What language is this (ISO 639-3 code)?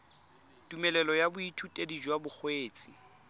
tsn